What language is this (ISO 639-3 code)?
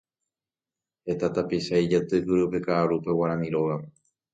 grn